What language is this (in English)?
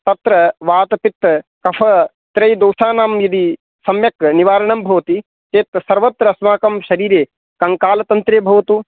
Sanskrit